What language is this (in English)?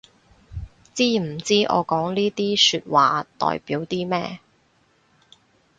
Cantonese